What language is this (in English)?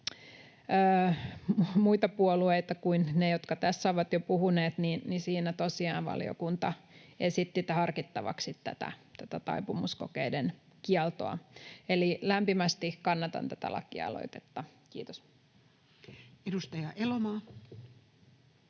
Finnish